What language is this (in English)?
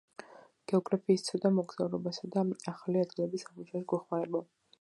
Georgian